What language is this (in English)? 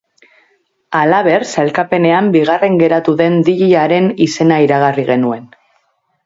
Basque